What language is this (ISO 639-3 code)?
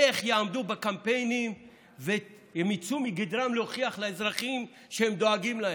heb